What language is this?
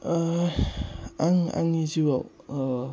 Bodo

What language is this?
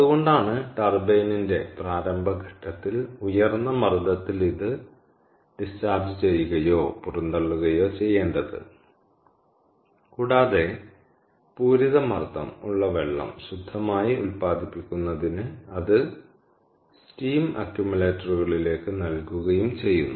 Malayalam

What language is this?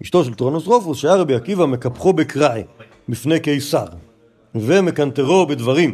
Hebrew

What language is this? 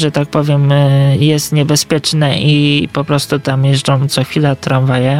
Polish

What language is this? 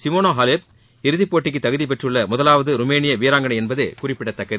Tamil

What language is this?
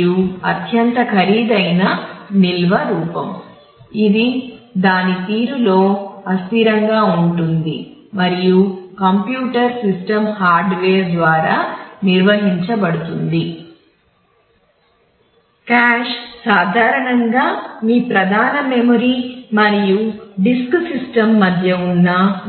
Telugu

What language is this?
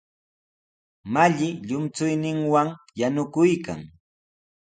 Sihuas Ancash Quechua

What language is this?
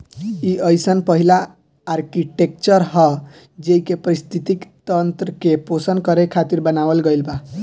Bhojpuri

